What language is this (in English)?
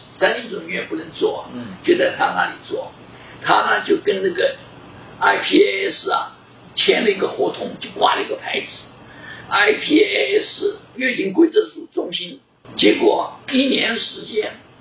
Chinese